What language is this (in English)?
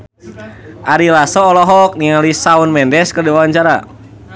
Sundanese